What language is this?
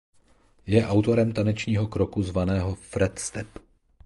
Czech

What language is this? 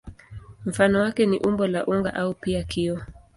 Swahili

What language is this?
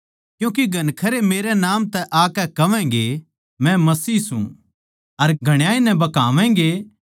Haryanvi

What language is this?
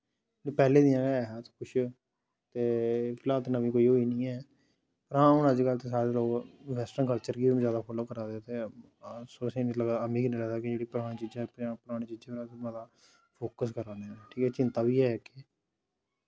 Dogri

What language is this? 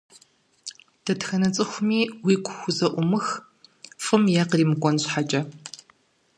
Kabardian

